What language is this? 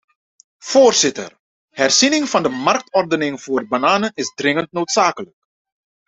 Dutch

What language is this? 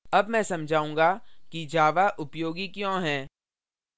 Hindi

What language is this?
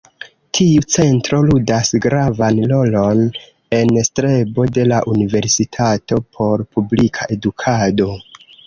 Esperanto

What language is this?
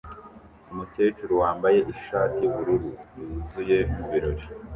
Kinyarwanda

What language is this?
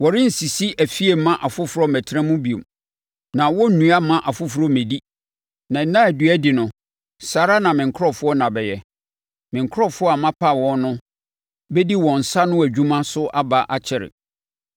Akan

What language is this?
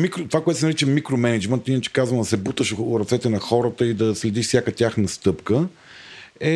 Bulgarian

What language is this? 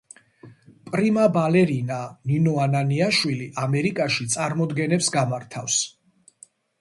Georgian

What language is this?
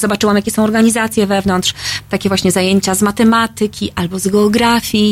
Polish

